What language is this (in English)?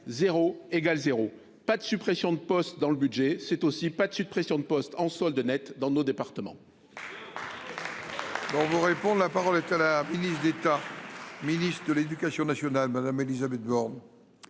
French